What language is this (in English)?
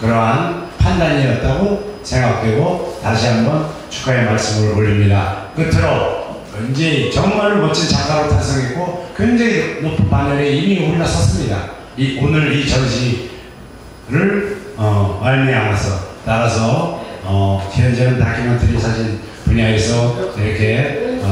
Korean